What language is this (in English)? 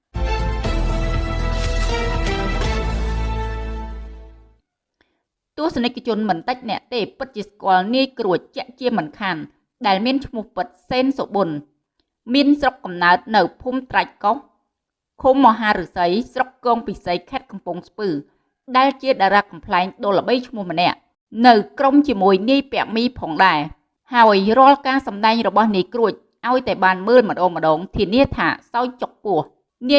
Vietnamese